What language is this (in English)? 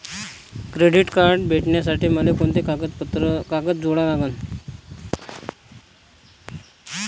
Marathi